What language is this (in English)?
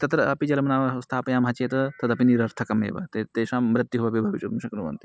Sanskrit